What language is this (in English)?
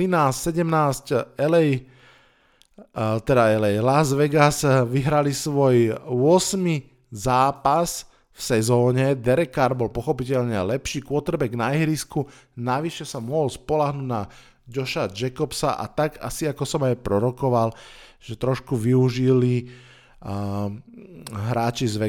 Slovak